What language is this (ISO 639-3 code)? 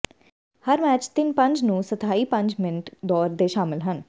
pan